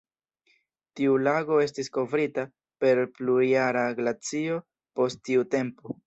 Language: Esperanto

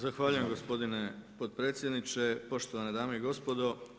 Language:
Croatian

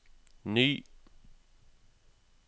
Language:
Norwegian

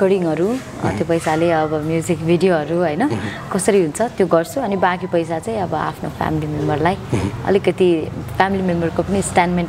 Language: Thai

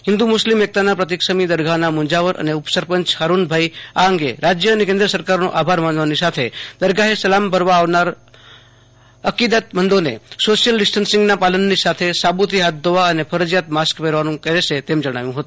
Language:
Gujarati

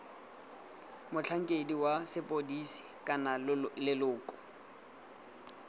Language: Tswana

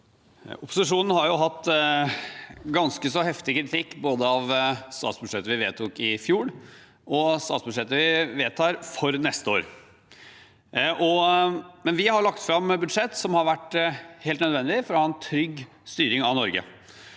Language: Norwegian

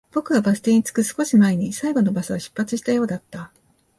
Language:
Japanese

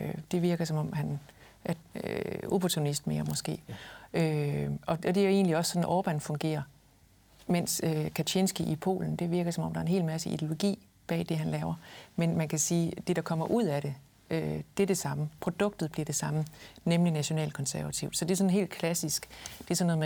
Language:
Danish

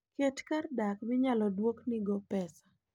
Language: Luo (Kenya and Tanzania)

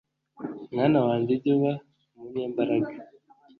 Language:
Kinyarwanda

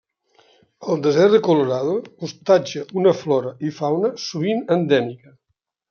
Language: Catalan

